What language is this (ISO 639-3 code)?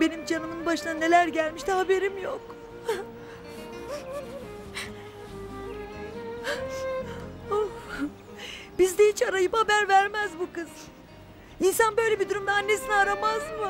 tur